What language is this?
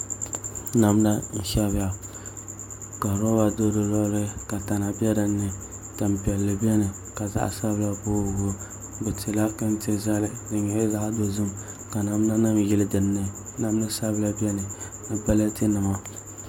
Dagbani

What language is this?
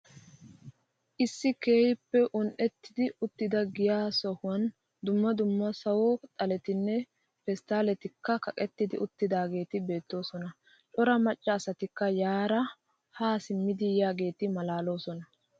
Wolaytta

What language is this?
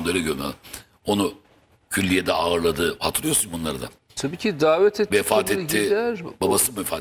Turkish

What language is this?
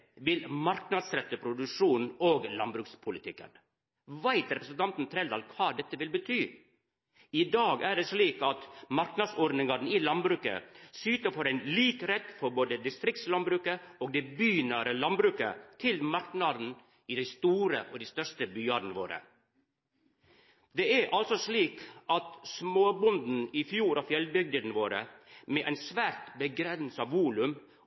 Norwegian Nynorsk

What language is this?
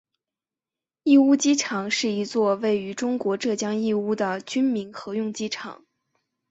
Chinese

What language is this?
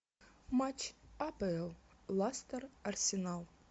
Russian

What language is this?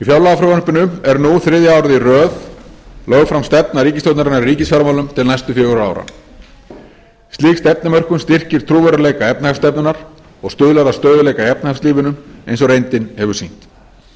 Icelandic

